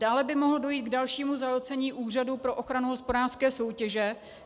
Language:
Czech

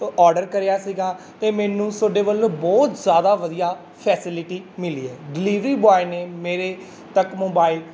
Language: Punjabi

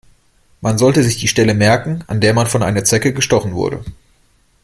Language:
German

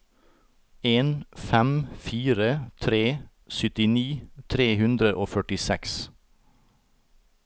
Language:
Norwegian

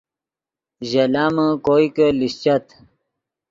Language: Yidgha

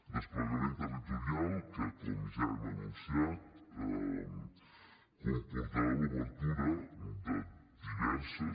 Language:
Catalan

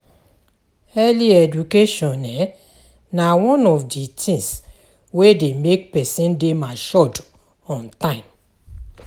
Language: Nigerian Pidgin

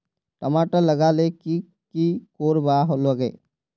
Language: Magahi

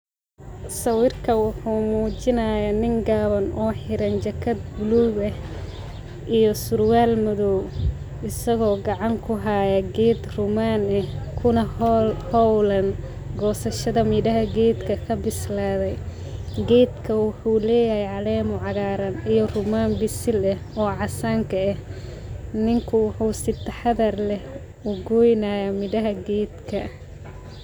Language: Somali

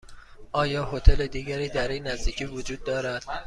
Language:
Persian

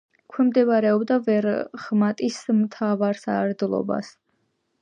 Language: Georgian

